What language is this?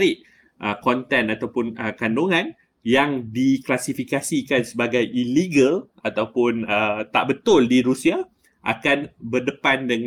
Malay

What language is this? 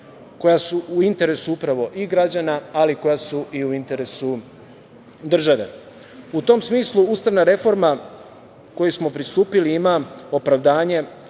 Serbian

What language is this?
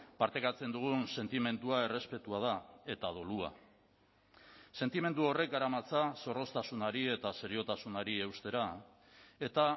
Basque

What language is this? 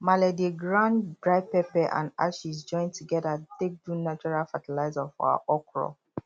Nigerian Pidgin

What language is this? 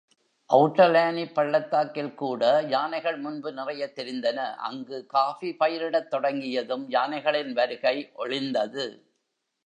Tamil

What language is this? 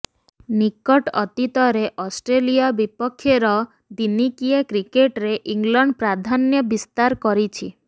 Odia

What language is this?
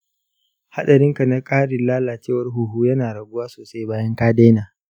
Hausa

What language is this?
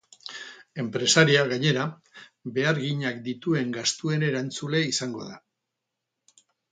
Basque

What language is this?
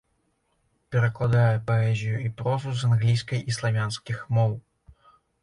Belarusian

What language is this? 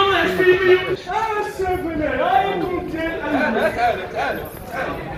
Arabic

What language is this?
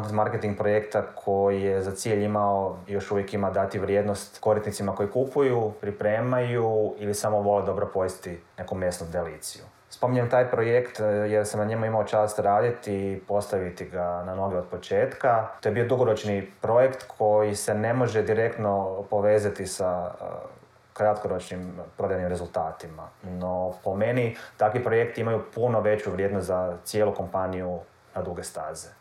Croatian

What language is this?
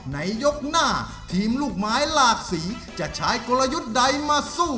Thai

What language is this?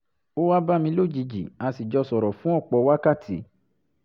Yoruba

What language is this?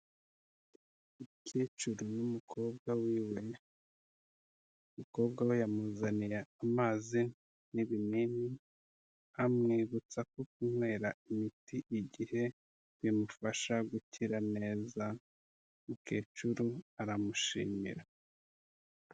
Kinyarwanda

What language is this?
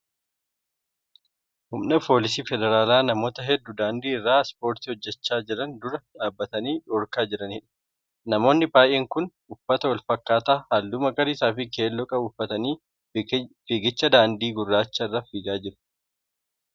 Oromo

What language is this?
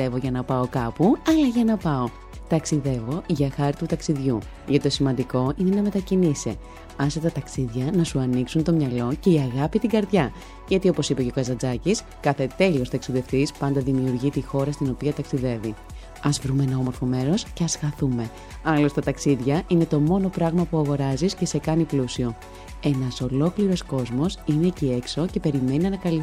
Greek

